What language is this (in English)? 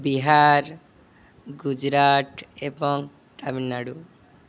Odia